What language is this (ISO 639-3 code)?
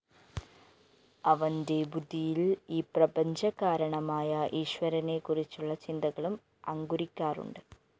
mal